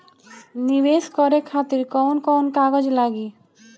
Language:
Bhojpuri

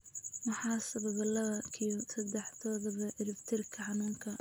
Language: Somali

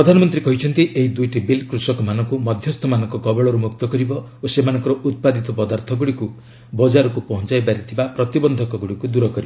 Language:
Odia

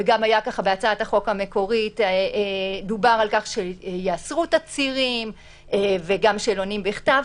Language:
Hebrew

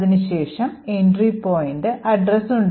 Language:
Malayalam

